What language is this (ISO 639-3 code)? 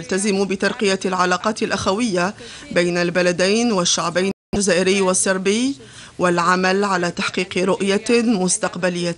ara